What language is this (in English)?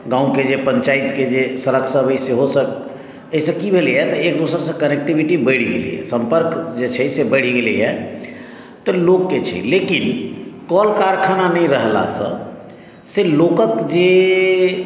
Maithili